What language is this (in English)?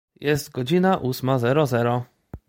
Polish